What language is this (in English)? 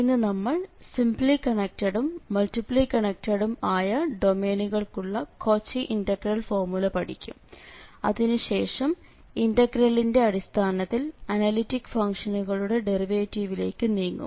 Malayalam